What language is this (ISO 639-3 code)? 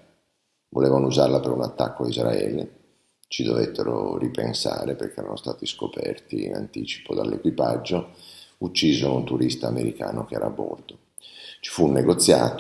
ita